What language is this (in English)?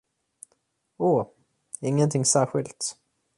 Swedish